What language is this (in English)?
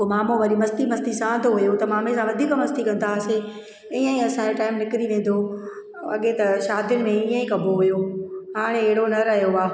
Sindhi